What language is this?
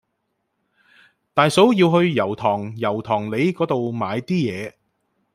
Cantonese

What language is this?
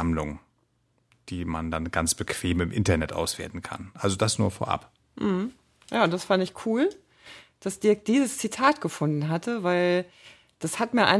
German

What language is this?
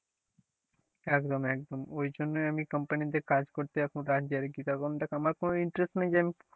Bangla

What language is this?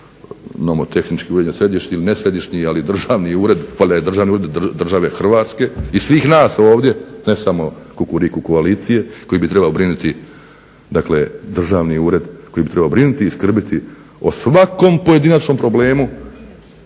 Croatian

